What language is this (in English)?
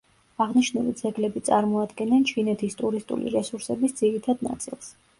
Georgian